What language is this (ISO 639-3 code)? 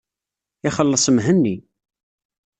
kab